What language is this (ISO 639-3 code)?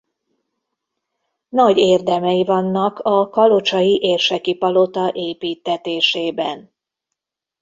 hun